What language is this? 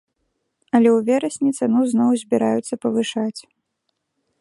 Belarusian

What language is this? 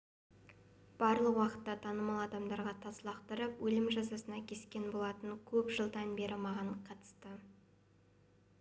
Kazakh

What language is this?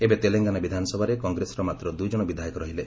Odia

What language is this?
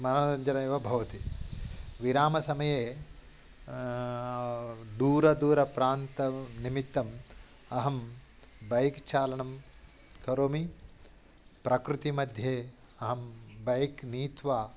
Sanskrit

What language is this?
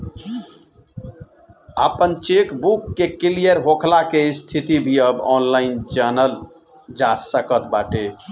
Bhojpuri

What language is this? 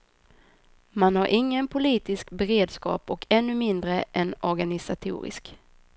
Swedish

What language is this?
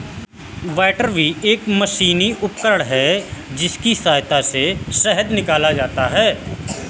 Hindi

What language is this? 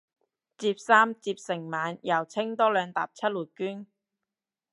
Cantonese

